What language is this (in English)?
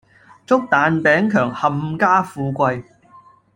Cantonese